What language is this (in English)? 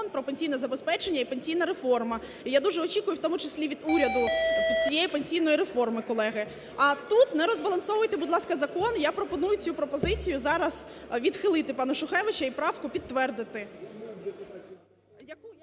Ukrainian